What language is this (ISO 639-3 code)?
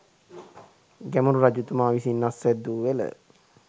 sin